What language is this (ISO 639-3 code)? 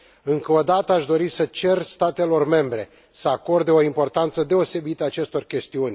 ron